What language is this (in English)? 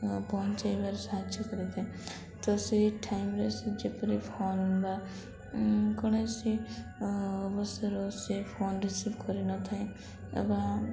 Odia